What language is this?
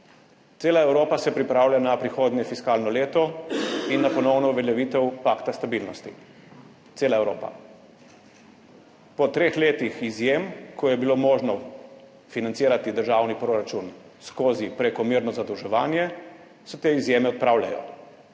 Slovenian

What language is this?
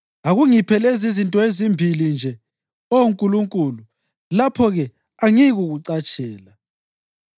North Ndebele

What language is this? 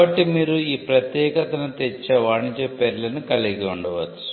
Telugu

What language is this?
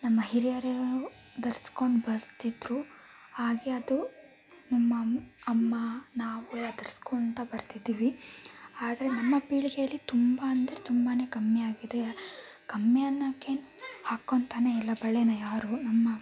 Kannada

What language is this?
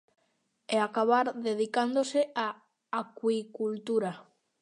Galician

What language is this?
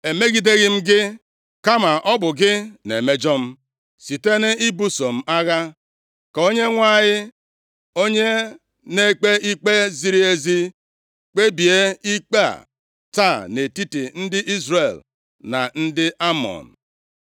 Igbo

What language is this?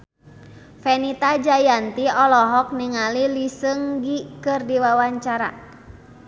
Sundanese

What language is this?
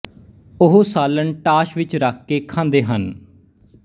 Punjabi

